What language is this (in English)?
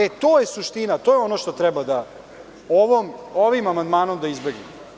Serbian